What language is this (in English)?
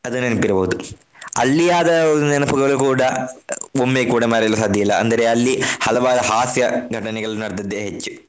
Kannada